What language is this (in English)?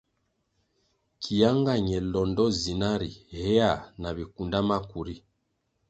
Kwasio